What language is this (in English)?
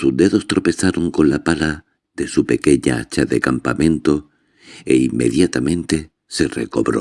Spanish